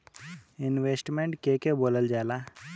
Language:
Bhojpuri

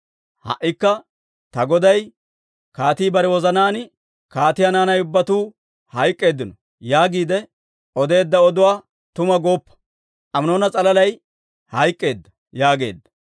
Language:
Dawro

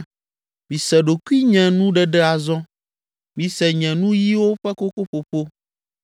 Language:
Ewe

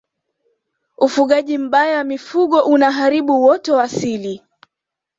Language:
Swahili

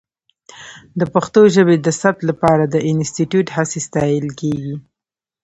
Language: Pashto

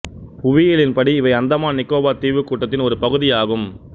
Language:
Tamil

